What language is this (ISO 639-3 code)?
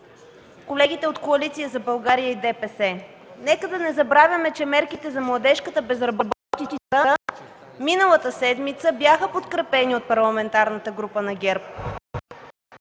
bul